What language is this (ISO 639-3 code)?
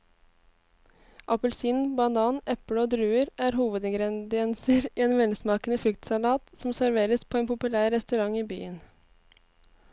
nor